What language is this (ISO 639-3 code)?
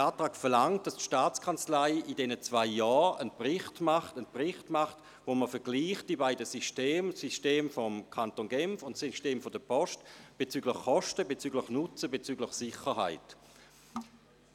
gsw